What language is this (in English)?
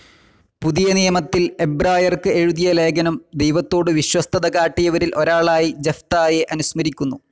Malayalam